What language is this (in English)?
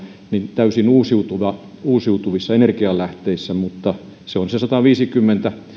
Finnish